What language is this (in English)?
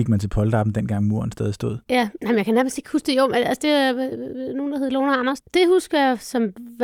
Danish